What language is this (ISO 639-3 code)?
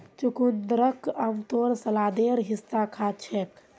mag